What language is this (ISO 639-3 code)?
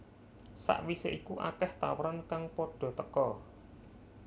jav